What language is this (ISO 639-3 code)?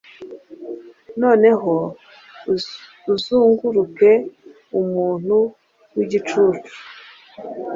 kin